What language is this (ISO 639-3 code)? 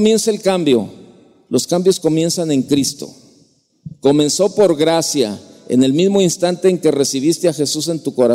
spa